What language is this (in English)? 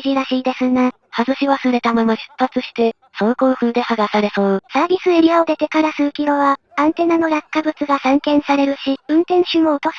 Japanese